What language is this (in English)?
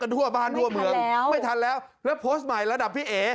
Thai